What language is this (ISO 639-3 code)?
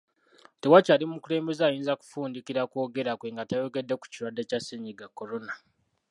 lug